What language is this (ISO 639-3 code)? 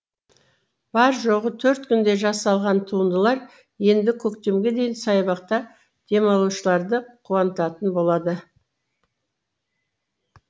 kaz